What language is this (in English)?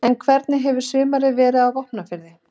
Icelandic